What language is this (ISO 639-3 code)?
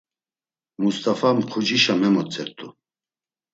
lzz